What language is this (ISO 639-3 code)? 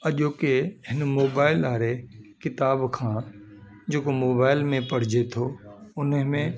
snd